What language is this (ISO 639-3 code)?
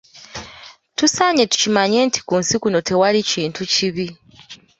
lug